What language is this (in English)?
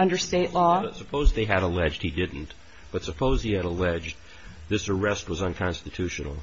English